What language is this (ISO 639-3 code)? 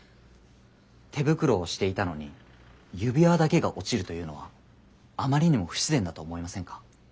jpn